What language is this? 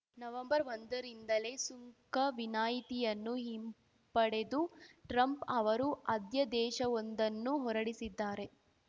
Kannada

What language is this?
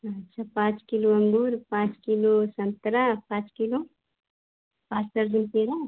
Hindi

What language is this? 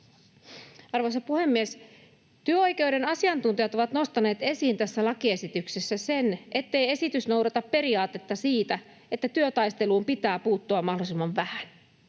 Finnish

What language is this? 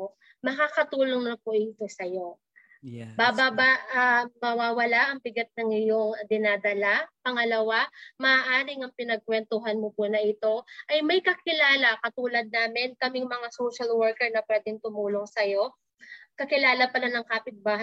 Filipino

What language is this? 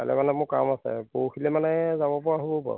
Assamese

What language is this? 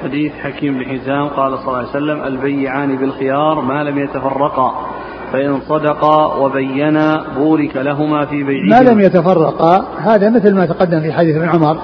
Arabic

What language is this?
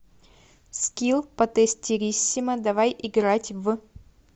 Russian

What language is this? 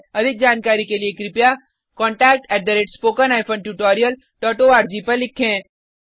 Hindi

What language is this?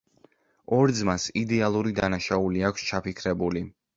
Georgian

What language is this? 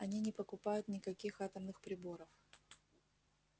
Russian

